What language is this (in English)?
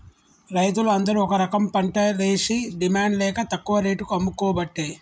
Telugu